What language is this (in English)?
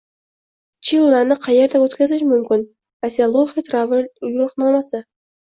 Uzbek